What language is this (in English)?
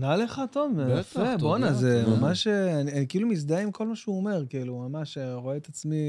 Hebrew